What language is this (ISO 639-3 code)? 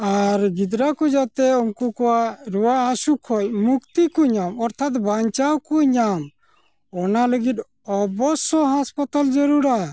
sat